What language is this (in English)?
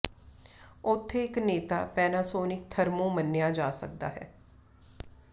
Punjabi